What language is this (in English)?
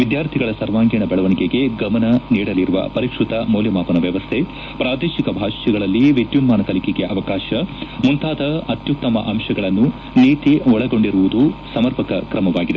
Kannada